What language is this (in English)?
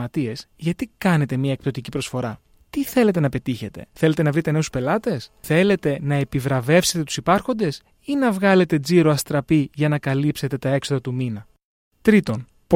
Greek